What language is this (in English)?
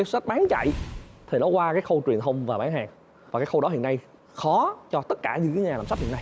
Vietnamese